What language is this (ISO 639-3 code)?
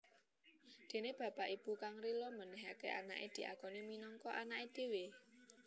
jav